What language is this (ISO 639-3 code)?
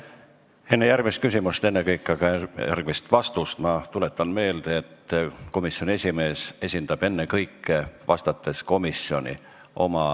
est